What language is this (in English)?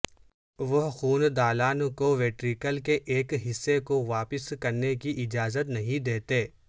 Urdu